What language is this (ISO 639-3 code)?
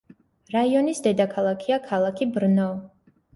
kat